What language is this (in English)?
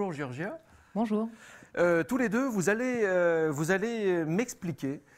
French